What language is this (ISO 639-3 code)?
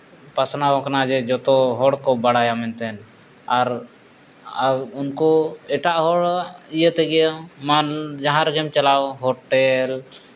sat